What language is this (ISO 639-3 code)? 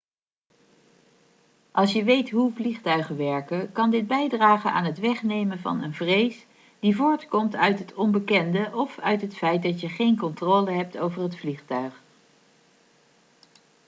nld